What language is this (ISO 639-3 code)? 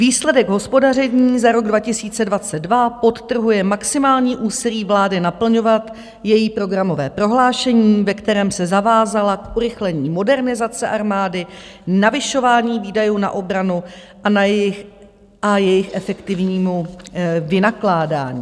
ces